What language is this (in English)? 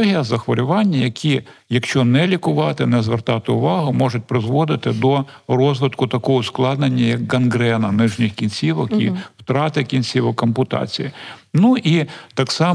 Ukrainian